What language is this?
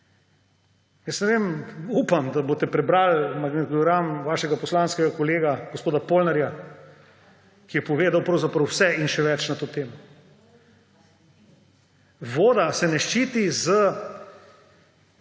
Slovenian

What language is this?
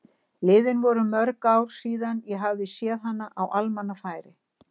Icelandic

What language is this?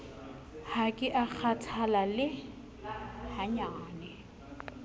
Southern Sotho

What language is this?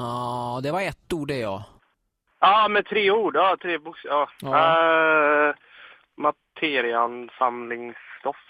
Swedish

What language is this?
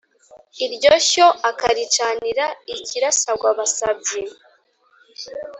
Kinyarwanda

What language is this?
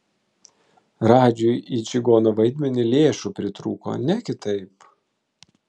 Lithuanian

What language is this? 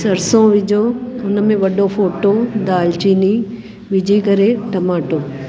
Sindhi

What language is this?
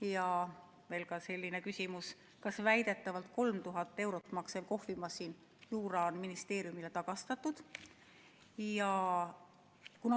Estonian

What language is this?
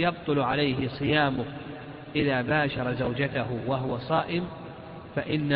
Arabic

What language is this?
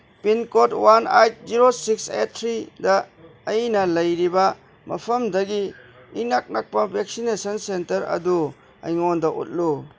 Manipuri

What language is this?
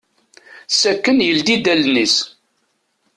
Kabyle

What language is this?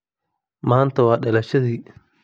Somali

